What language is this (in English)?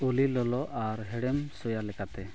Santali